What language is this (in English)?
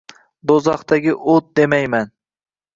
Uzbek